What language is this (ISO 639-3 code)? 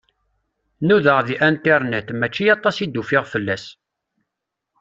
kab